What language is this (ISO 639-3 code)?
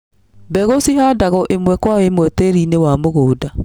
kik